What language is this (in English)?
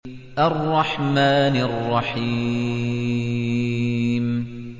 Arabic